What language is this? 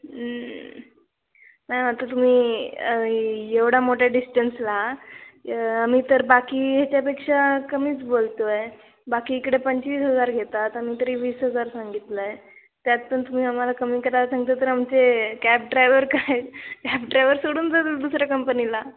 Marathi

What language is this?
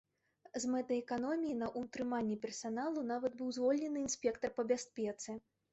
Belarusian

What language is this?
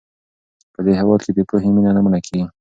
Pashto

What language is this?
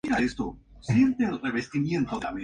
Spanish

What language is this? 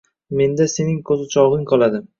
Uzbek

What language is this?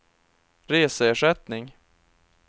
Swedish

